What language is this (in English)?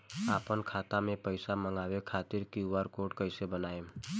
Bhojpuri